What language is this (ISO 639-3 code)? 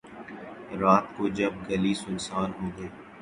urd